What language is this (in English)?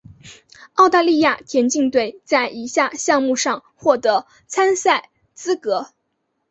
Chinese